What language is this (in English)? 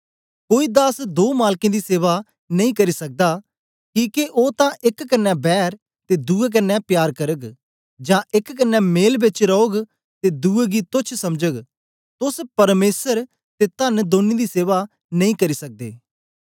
Dogri